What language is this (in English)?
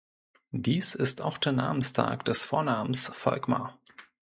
German